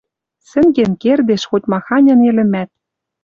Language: Western Mari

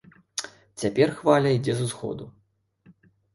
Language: Belarusian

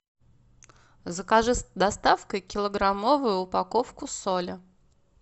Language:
Russian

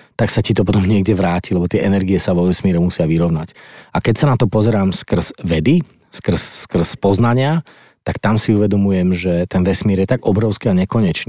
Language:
Slovak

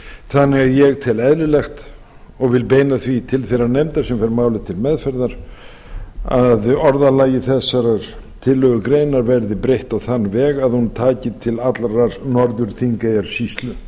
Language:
Icelandic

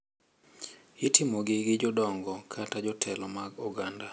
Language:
Luo (Kenya and Tanzania)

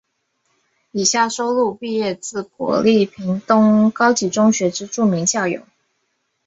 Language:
Chinese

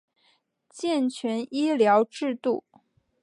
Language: Chinese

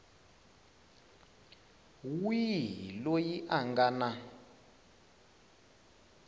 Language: Tsonga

